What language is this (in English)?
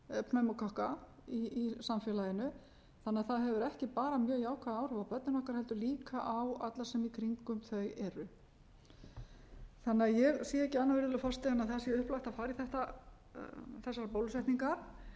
Icelandic